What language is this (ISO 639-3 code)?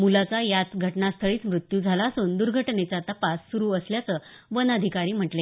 mar